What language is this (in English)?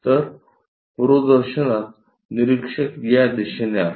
Marathi